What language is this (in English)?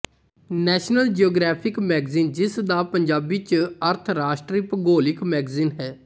Punjabi